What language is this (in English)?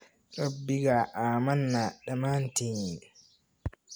Somali